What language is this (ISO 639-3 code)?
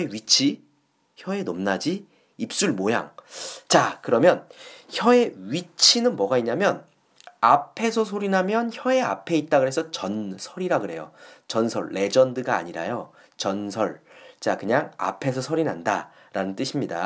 kor